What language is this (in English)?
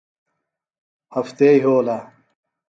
Phalura